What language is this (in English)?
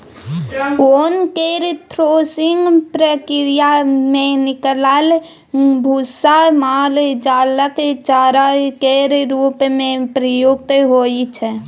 Maithili